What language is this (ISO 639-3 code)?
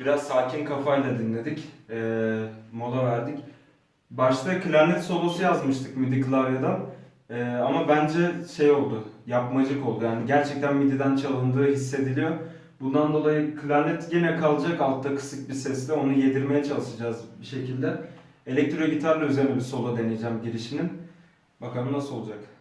tur